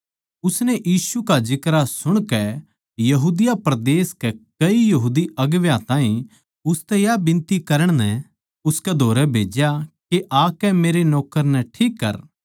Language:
Haryanvi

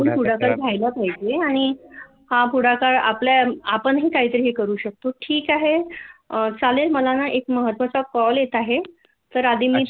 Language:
Marathi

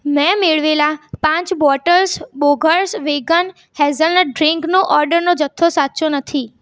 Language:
Gujarati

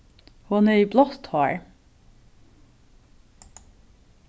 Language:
Faroese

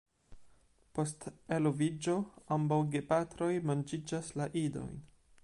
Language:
Esperanto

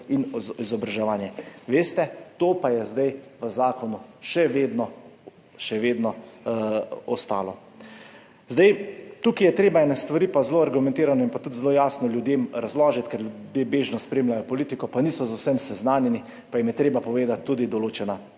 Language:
Slovenian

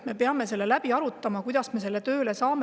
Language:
Estonian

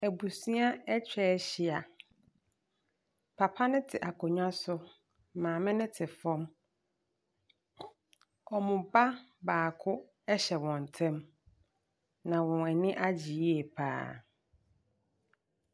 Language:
Akan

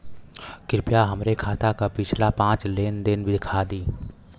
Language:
Bhojpuri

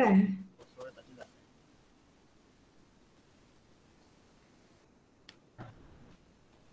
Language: Malay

